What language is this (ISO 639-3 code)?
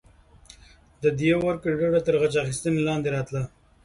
pus